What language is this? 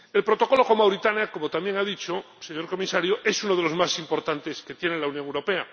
Spanish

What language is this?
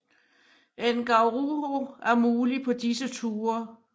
Danish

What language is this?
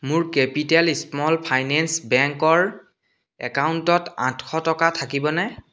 Assamese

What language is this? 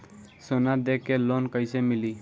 Bhojpuri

